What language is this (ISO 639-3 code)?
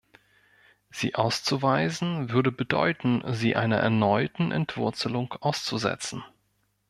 deu